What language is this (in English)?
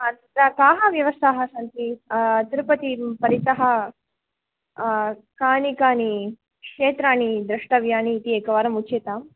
Sanskrit